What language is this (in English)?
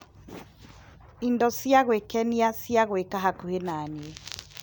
Kikuyu